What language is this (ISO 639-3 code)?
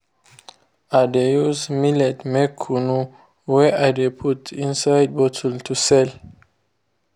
pcm